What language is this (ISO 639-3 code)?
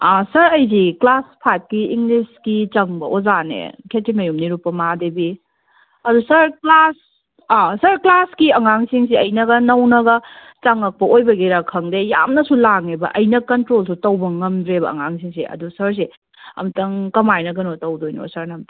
mni